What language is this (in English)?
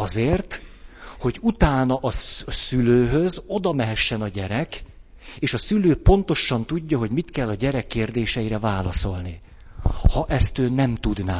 Hungarian